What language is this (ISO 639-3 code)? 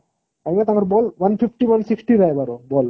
ori